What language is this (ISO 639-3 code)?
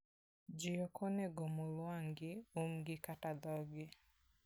luo